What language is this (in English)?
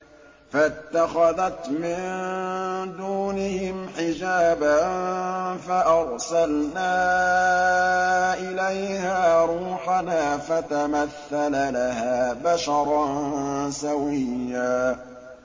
Arabic